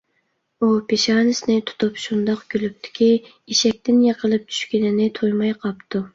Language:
Uyghur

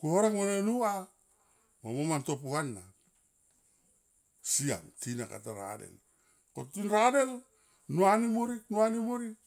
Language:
Tomoip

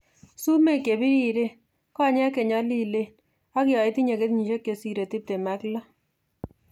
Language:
Kalenjin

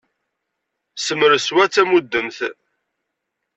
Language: Kabyle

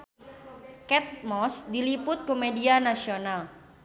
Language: Sundanese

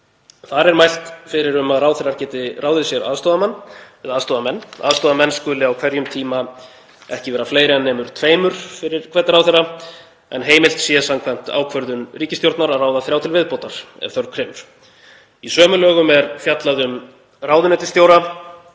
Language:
Icelandic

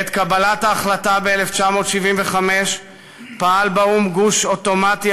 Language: Hebrew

